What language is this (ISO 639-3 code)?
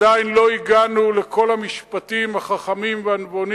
heb